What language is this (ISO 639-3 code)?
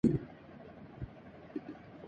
urd